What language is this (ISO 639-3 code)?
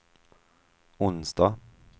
swe